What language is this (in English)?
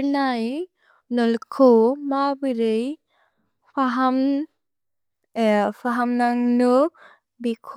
Bodo